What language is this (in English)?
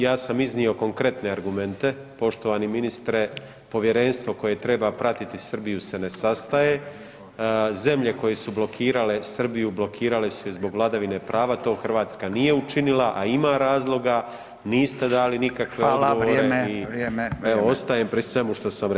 Croatian